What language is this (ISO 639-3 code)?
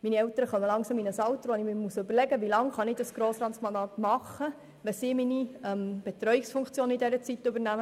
gsw